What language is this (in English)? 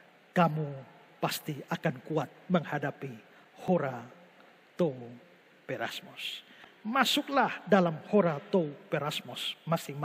Indonesian